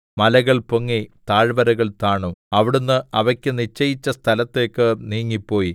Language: Malayalam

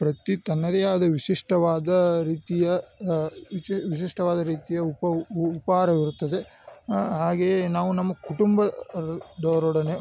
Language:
Kannada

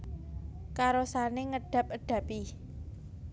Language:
Javanese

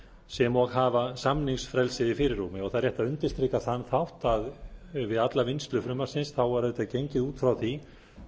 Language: Icelandic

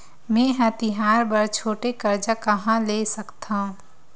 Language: Chhattisgarhi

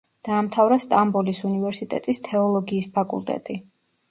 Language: Georgian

